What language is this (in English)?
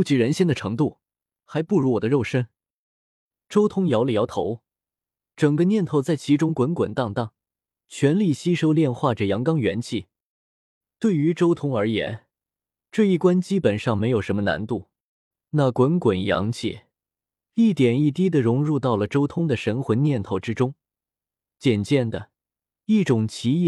Chinese